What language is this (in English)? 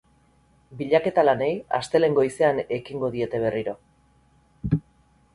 Basque